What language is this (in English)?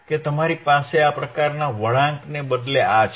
Gujarati